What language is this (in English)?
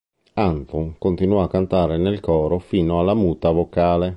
Italian